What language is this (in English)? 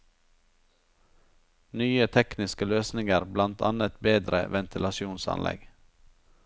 Norwegian